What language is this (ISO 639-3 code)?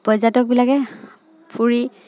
asm